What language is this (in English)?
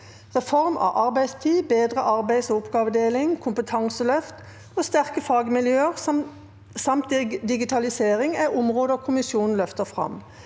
Norwegian